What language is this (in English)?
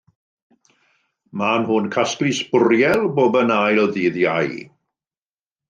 Welsh